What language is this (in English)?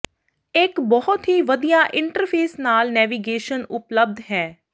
Punjabi